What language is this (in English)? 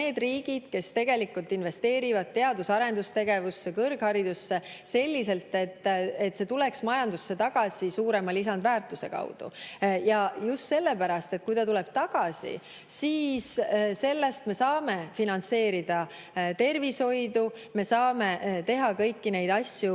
Estonian